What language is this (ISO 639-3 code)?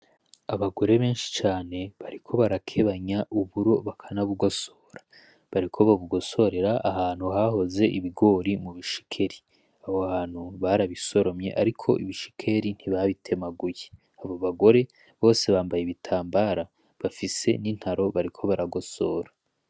run